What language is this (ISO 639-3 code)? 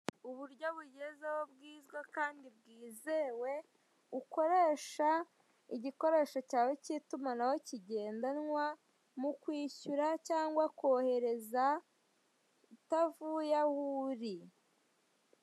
kin